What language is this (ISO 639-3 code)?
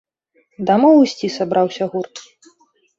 bel